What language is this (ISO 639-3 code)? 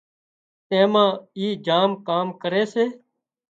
kxp